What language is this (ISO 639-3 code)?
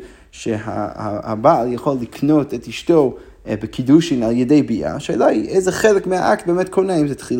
heb